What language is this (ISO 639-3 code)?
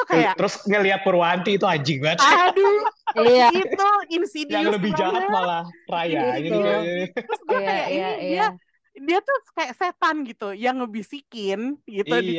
ind